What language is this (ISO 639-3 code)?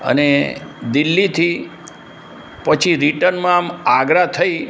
guj